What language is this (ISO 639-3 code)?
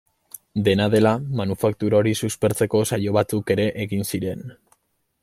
eus